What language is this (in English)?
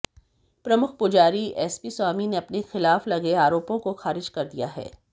Hindi